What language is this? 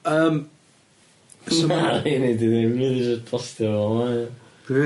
Welsh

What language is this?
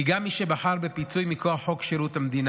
Hebrew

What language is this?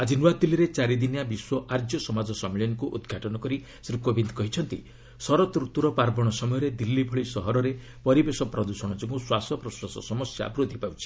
Odia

